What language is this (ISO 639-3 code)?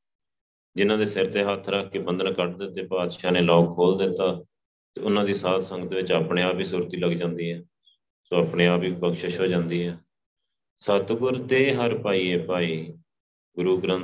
pan